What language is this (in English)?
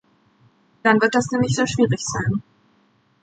German